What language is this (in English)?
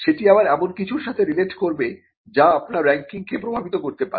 Bangla